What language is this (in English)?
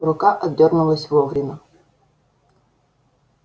Russian